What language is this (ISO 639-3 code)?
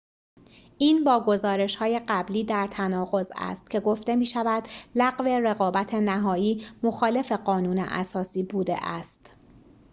fas